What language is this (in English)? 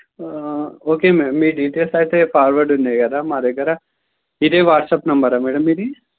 Telugu